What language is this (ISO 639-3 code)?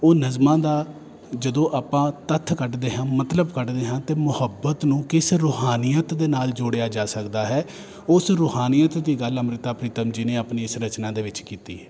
pan